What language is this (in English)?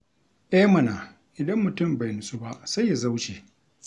Hausa